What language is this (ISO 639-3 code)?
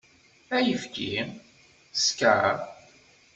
kab